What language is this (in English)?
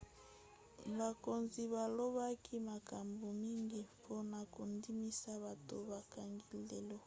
Lingala